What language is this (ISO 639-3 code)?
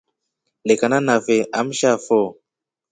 rof